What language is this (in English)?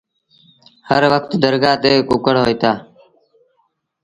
Sindhi Bhil